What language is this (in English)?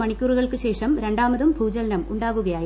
Malayalam